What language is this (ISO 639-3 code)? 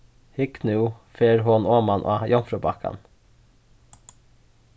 fao